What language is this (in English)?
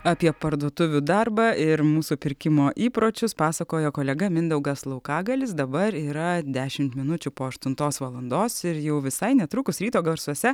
Lithuanian